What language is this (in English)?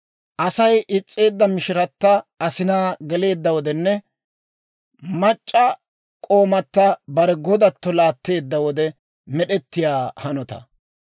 Dawro